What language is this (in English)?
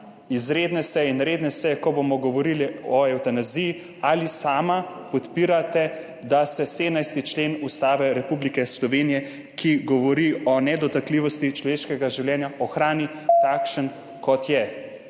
Slovenian